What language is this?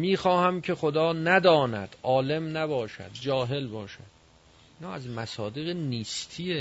Persian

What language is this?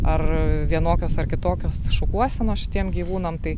Lithuanian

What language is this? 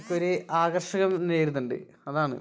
Malayalam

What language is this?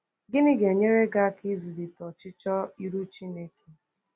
Igbo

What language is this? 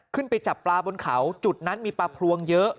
Thai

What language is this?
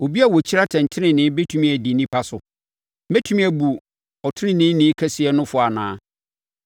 Akan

